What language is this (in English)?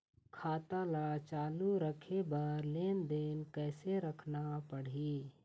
Chhattisgarhi